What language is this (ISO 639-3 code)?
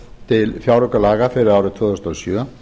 isl